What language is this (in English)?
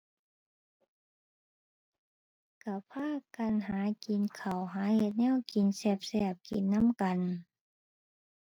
Thai